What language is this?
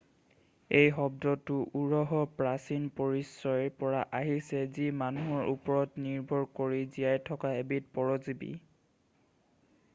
Assamese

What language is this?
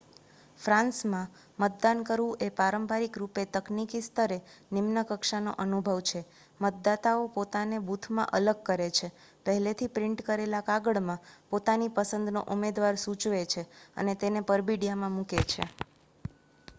Gujarati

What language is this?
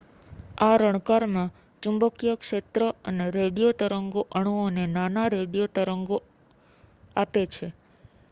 Gujarati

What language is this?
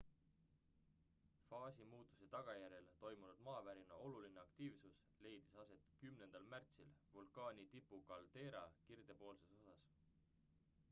Estonian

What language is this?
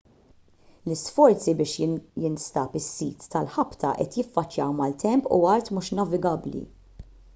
Maltese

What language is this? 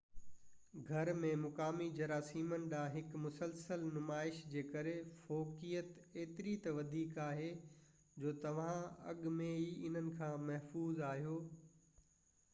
Sindhi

